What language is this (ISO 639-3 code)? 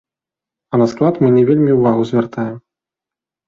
bel